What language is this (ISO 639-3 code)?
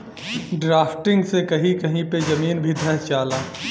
bho